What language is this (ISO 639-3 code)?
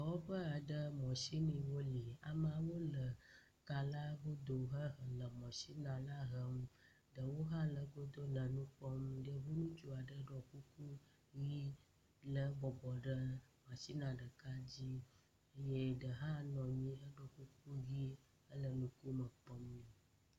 ewe